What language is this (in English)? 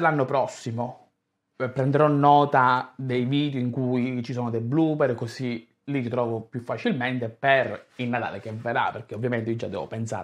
Italian